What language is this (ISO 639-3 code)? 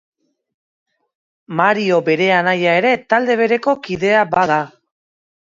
eus